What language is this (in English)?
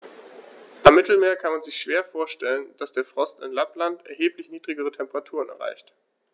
German